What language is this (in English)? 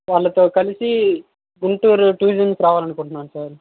Telugu